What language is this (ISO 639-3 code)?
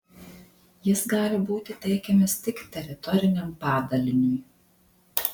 lit